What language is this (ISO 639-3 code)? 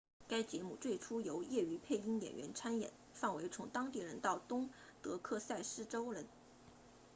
zho